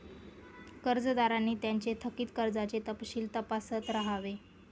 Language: Marathi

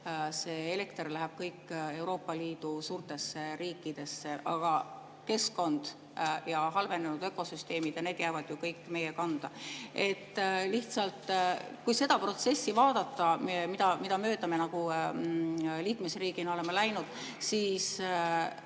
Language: Estonian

